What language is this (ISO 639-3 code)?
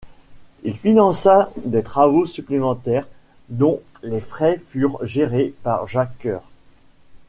fra